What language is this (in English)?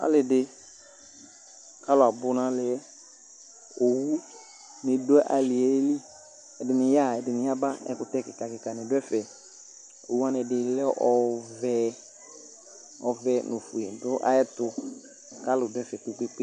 Ikposo